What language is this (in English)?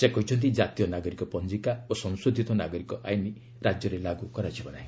Odia